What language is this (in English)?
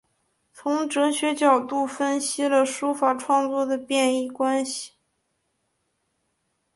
Chinese